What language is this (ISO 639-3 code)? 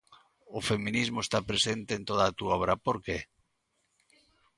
glg